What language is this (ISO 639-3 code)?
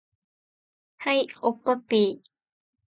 jpn